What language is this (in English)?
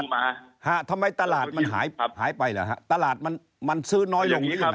Thai